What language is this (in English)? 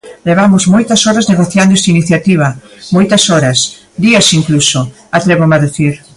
Galician